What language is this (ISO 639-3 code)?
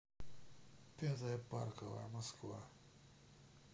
rus